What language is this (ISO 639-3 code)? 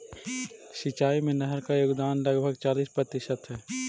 mag